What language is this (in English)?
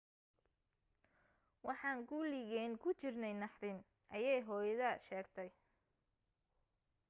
Somali